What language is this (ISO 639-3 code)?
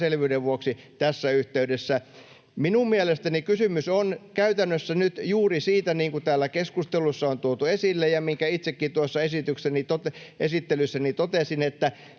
fin